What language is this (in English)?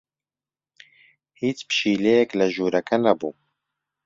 Central Kurdish